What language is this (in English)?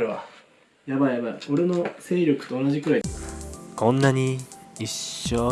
Japanese